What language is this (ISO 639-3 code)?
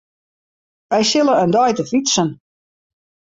fry